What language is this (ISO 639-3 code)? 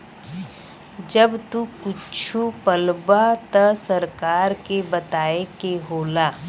bho